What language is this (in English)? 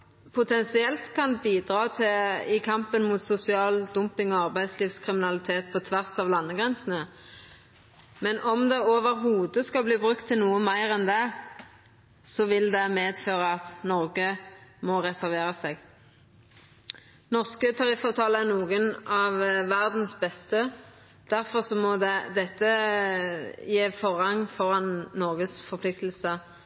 Norwegian Nynorsk